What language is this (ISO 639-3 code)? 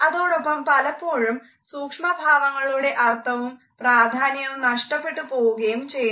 mal